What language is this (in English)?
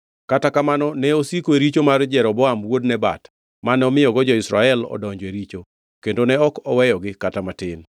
Luo (Kenya and Tanzania)